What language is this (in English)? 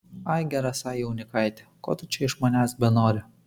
Lithuanian